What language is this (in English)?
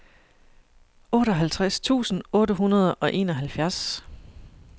Danish